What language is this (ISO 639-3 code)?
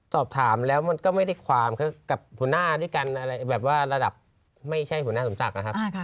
tha